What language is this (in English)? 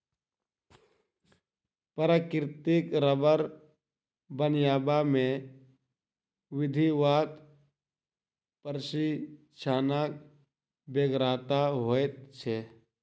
Maithili